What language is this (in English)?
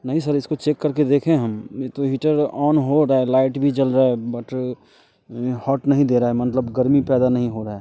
Hindi